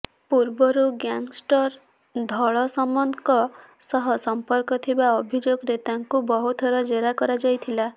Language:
Odia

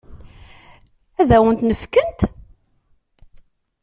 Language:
Kabyle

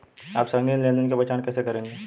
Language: Hindi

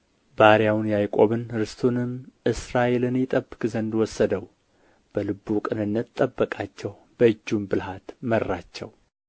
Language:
Amharic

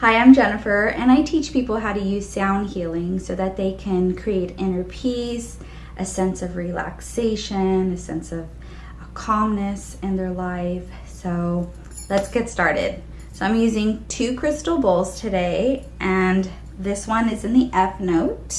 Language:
English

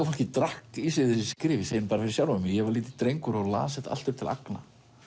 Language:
Icelandic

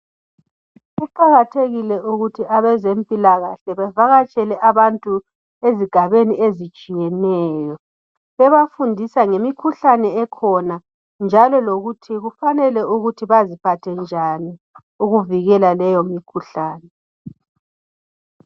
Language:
North Ndebele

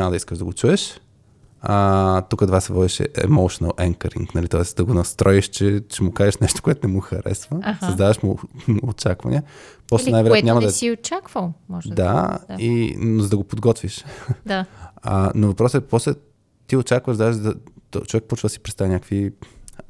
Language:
Bulgarian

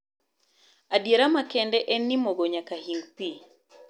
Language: Luo (Kenya and Tanzania)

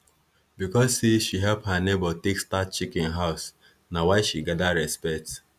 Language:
Nigerian Pidgin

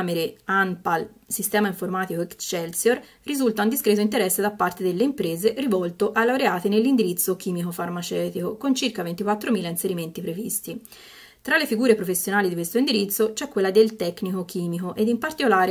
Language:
Italian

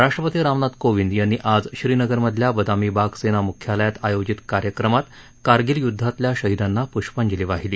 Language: Marathi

